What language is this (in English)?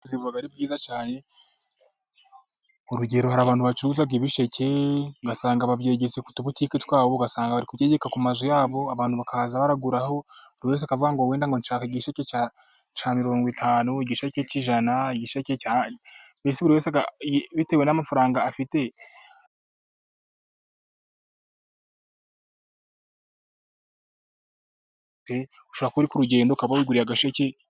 Kinyarwanda